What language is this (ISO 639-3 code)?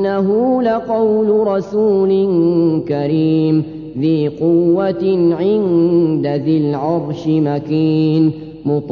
ara